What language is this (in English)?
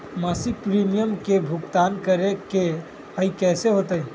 Magahi